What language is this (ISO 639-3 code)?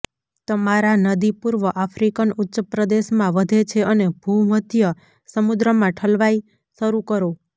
guj